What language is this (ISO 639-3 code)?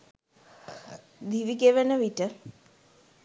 sin